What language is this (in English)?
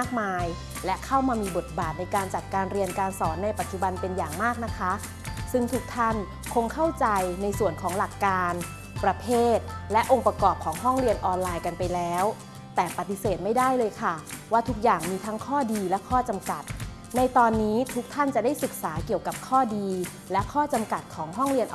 Thai